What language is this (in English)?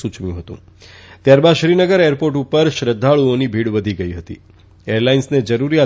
Gujarati